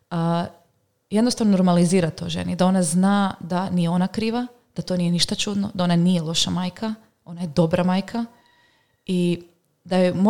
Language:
Croatian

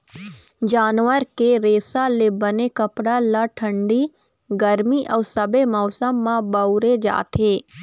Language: Chhattisgarhi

